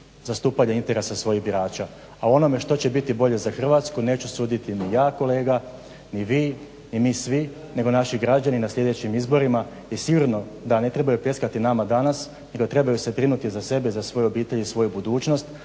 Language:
Croatian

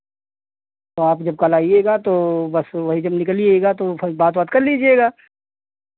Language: Hindi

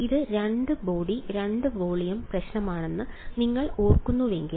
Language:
Malayalam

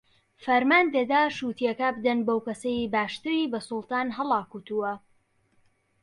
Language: Central Kurdish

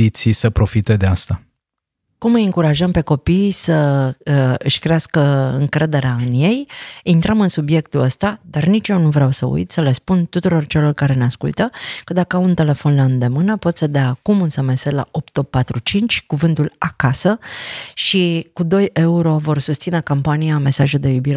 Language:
Romanian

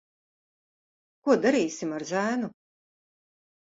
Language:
Latvian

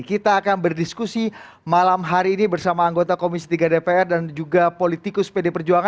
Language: Indonesian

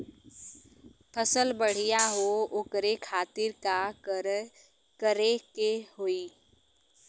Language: Bhojpuri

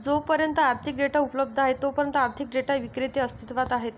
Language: Marathi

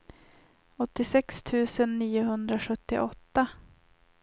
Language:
Swedish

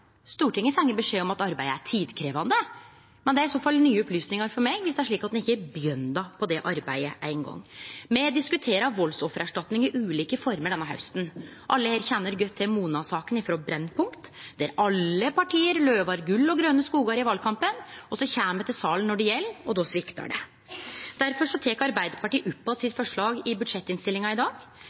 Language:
Norwegian Nynorsk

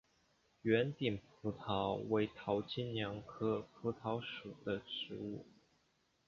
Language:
Chinese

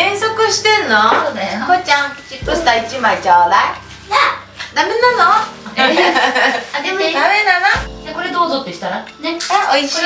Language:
Japanese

